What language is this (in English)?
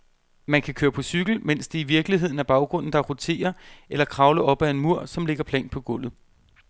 Danish